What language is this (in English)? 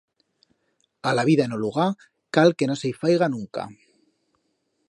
Aragonese